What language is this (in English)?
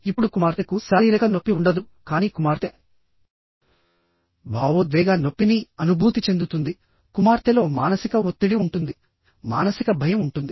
Telugu